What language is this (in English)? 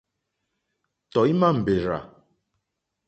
Mokpwe